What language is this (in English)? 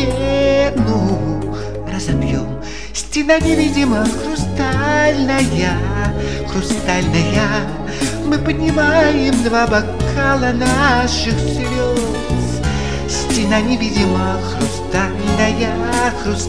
Russian